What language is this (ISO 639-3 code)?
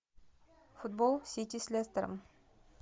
rus